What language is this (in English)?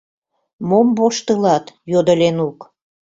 Mari